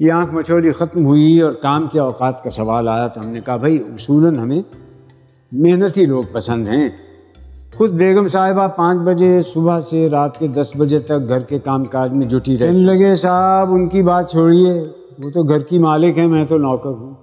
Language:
Urdu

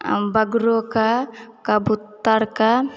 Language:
Maithili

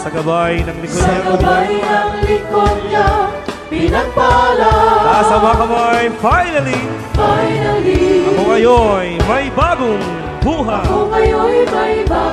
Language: Filipino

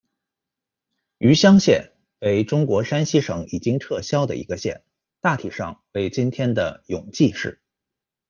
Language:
Chinese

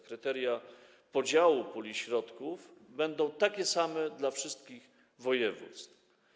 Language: Polish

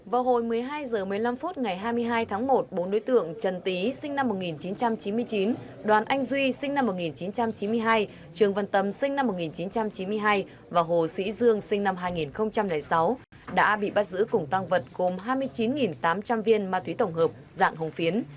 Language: Vietnamese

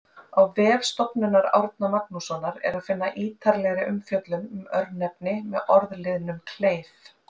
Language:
Icelandic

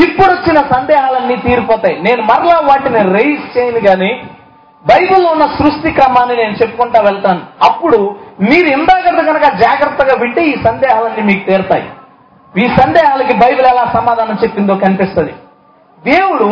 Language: Telugu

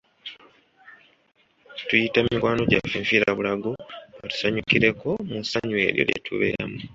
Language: Ganda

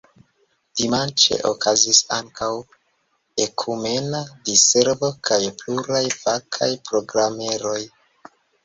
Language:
Esperanto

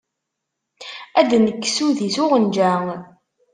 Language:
Kabyle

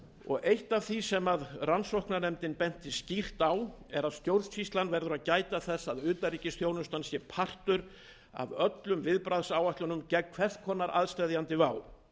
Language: Icelandic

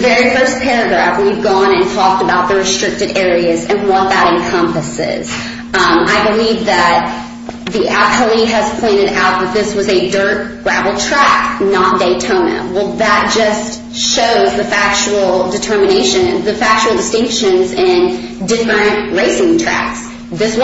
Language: English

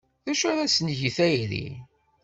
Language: Kabyle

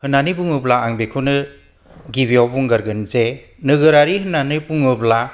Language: Bodo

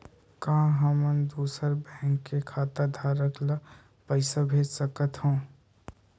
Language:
Chhattisgarhi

